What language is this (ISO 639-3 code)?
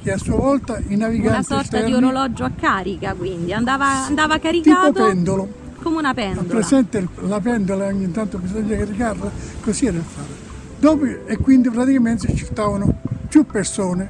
ita